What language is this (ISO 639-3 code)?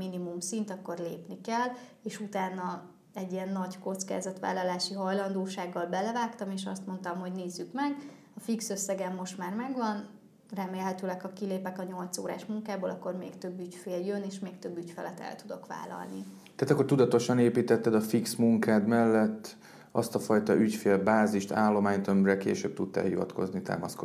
hun